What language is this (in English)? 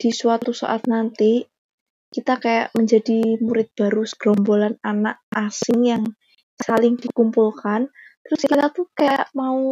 Indonesian